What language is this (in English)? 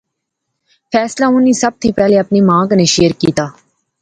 Pahari-Potwari